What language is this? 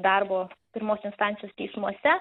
Lithuanian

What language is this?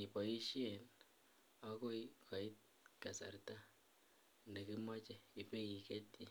Kalenjin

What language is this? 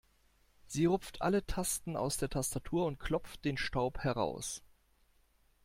German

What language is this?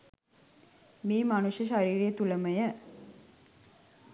Sinhala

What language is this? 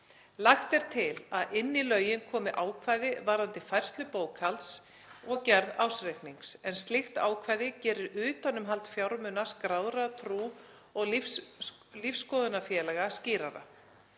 Icelandic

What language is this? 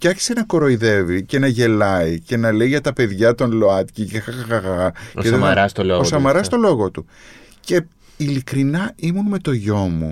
Greek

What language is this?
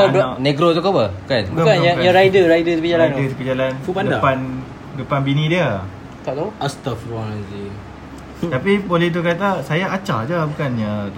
Malay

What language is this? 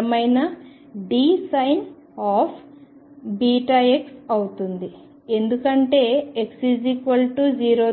Telugu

